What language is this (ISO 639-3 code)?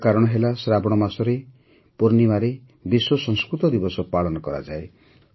ori